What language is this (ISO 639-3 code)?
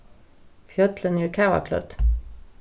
fao